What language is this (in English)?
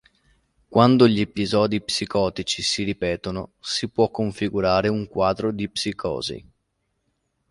Italian